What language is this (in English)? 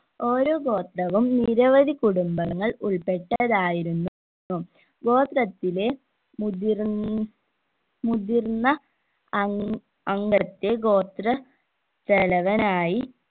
Malayalam